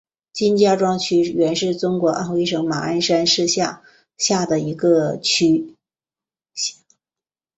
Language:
Chinese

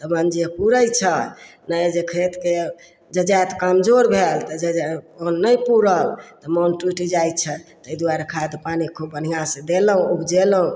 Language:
Maithili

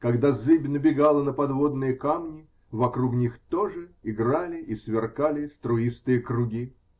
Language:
Russian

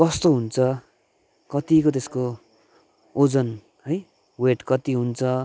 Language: Nepali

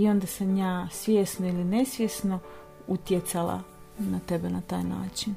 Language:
Croatian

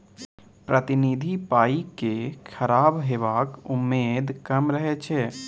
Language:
Maithili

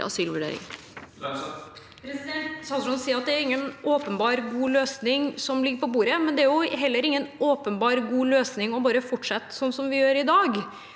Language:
Norwegian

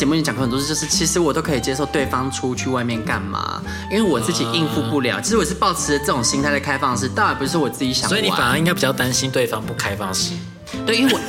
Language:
Chinese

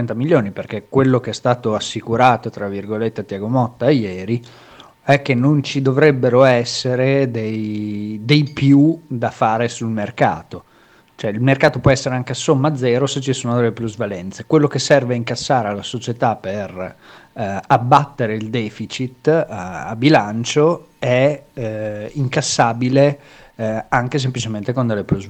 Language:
Italian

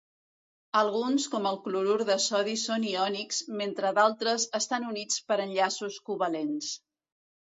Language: Catalan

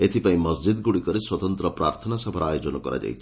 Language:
Odia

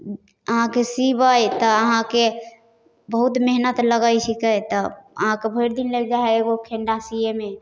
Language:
Maithili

